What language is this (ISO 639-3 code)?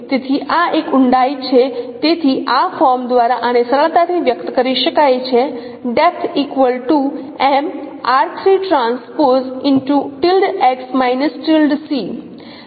guj